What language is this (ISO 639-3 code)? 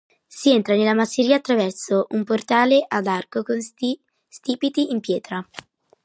ita